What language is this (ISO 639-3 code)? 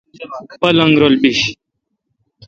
xka